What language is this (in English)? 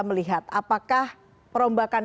Indonesian